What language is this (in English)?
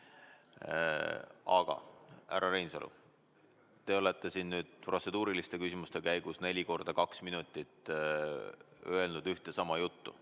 Estonian